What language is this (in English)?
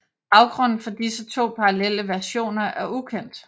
Danish